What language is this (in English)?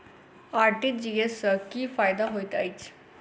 Maithili